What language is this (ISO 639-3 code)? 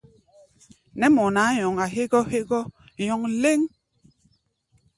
gba